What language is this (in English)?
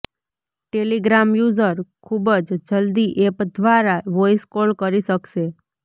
Gujarati